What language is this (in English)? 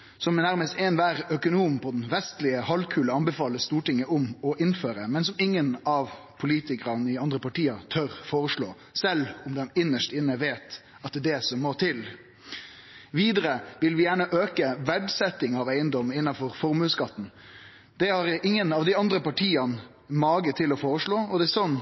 Norwegian Nynorsk